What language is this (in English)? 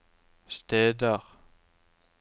Norwegian